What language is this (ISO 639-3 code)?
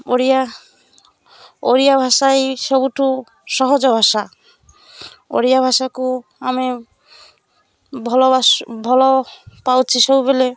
ori